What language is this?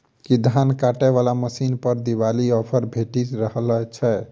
Maithili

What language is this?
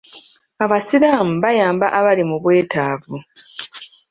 Ganda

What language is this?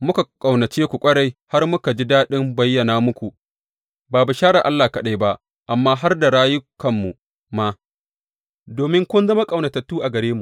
Hausa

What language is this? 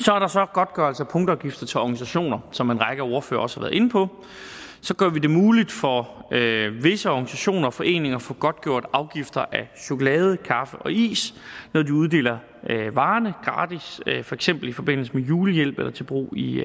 Danish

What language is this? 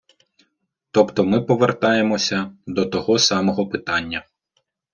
Ukrainian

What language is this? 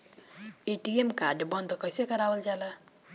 Bhojpuri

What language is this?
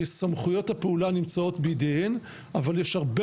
Hebrew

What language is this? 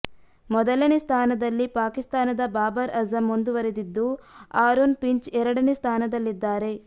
Kannada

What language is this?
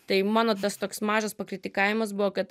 Lithuanian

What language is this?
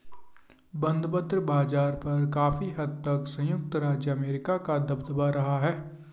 Hindi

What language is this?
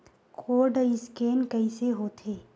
Chhattisgarhi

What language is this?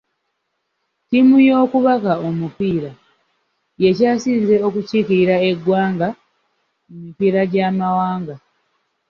Ganda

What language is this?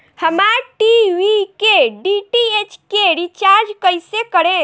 Bhojpuri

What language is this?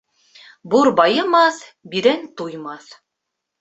Bashkir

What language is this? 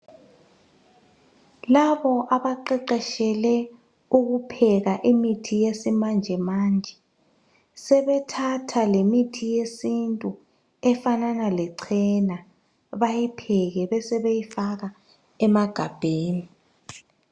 North Ndebele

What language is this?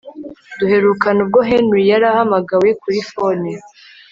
Kinyarwanda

